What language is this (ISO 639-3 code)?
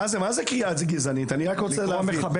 heb